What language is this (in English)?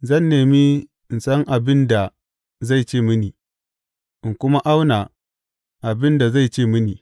Hausa